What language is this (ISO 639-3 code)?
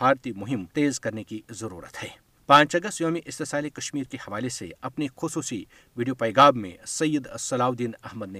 urd